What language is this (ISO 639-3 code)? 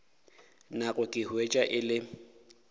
nso